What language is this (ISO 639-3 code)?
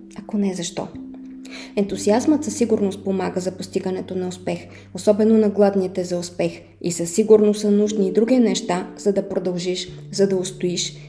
bul